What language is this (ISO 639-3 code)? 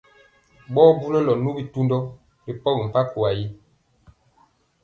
mcx